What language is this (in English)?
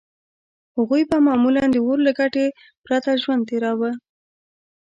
Pashto